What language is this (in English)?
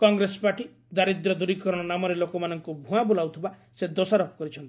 Odia